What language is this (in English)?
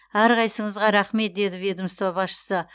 Kazakh